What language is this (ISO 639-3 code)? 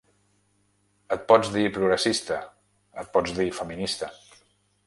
cat